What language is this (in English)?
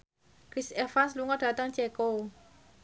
Javanese